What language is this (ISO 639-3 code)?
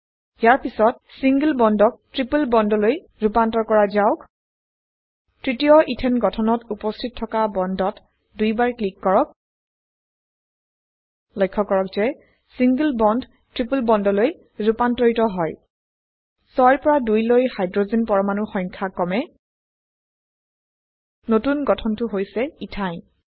asm